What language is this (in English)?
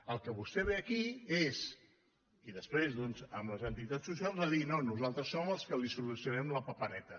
Catalan